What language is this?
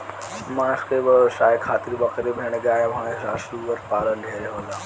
Bhojpuri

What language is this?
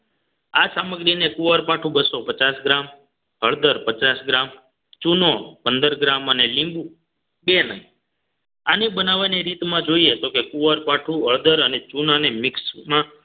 Gujarati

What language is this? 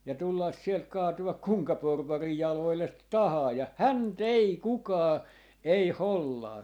Finnish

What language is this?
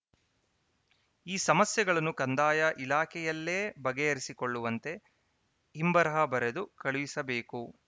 Kannada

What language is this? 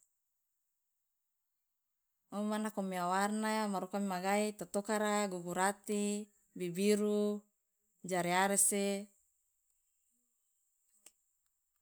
Loloda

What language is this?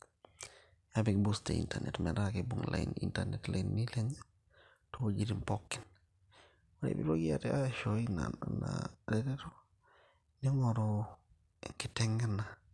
Masai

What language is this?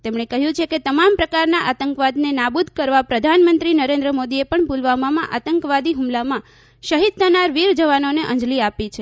Gujarati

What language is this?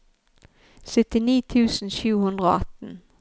Norwegian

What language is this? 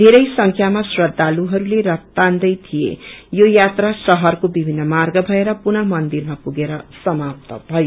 Nepali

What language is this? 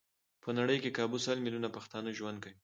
Pashto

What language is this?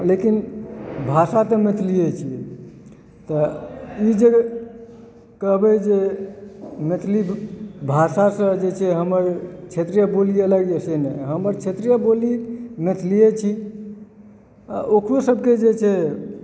Maithili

